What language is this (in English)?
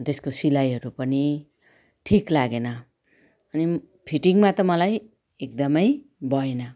Nepali